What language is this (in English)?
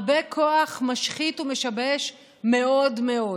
Hebrew